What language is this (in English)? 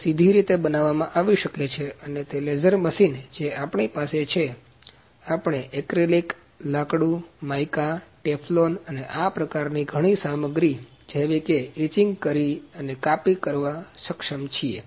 Gujarati